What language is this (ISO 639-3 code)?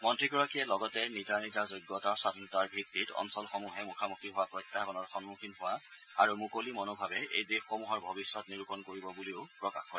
asm